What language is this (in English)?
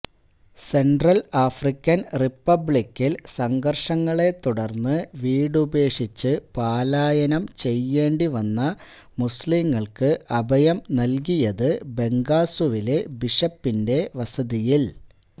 Malayalam